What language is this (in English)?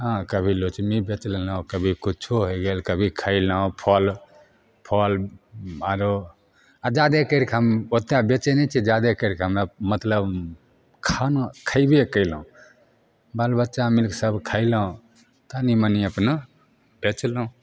Maithili